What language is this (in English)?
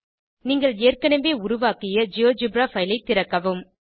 Tamil